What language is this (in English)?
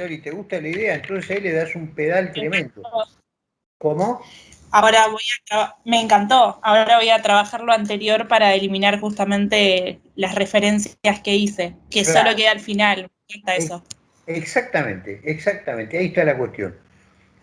Spanish